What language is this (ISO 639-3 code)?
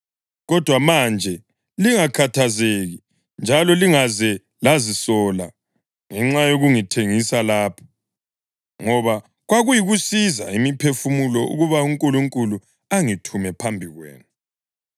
nde